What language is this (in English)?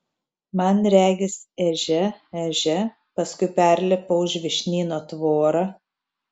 Lithuanian